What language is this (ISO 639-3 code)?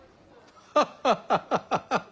jpn